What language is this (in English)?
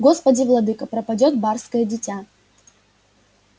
Russian